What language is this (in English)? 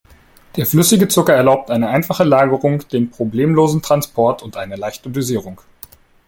German